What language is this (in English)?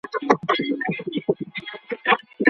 Pashto